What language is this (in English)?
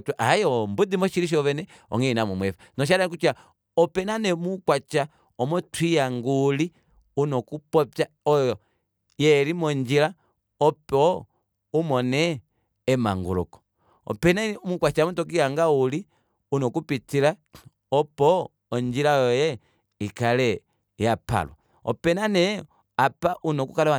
Kuanyama